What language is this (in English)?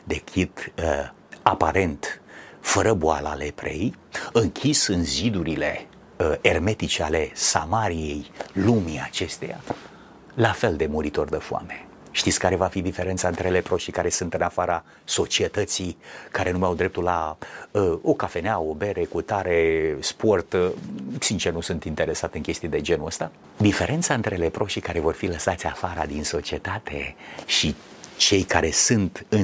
Romanian